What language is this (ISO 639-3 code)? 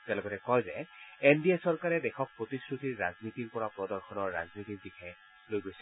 asm